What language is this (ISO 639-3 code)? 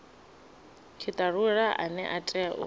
ven